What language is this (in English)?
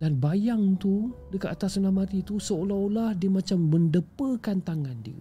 Malay